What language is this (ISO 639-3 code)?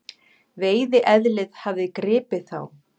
isl